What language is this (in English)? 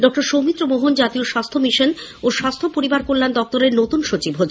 Bangla